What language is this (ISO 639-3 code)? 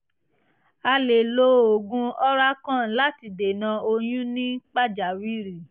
yor